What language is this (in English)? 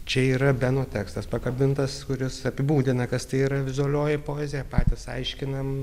Lithuanian